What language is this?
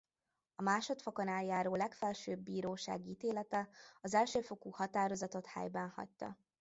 Hungarian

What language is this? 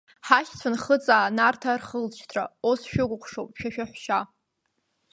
Abkhazian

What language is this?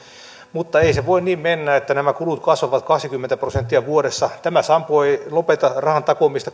Finnish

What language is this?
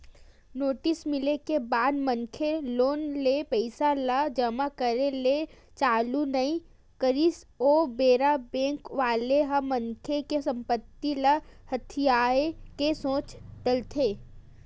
Chhattisgarhi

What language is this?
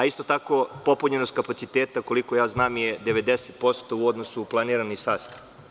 Serbian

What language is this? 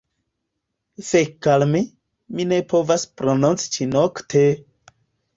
Esperanto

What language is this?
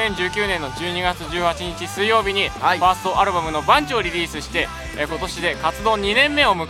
Japanese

